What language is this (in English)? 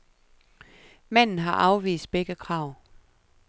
Danish